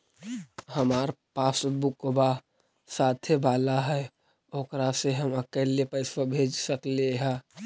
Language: Magahi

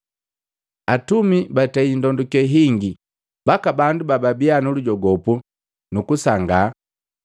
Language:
Matengo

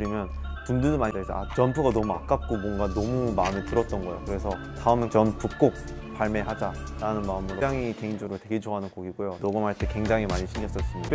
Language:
Korean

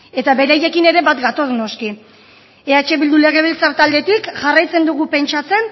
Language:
Basque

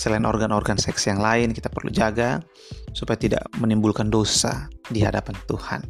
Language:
Indonesian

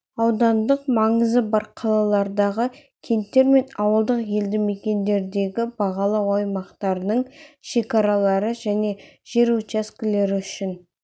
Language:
Kazakh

